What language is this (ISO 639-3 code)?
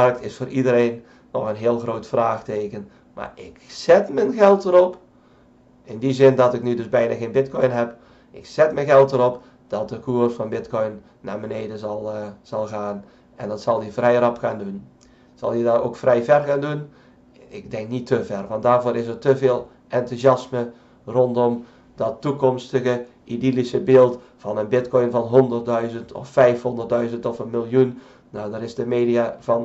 nld